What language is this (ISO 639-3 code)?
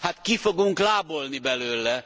hun